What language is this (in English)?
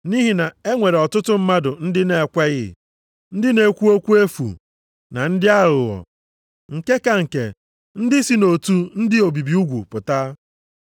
Igbo